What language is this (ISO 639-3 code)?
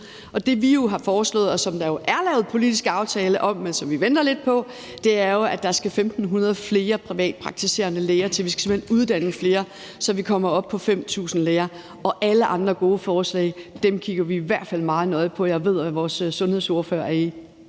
dan